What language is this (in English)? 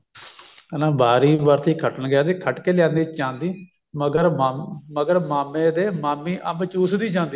Punjabi